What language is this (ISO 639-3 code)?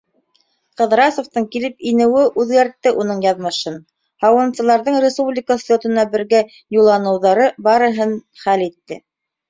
bak